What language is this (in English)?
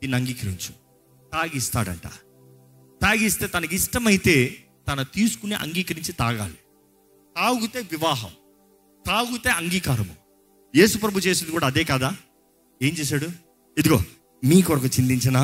Telugu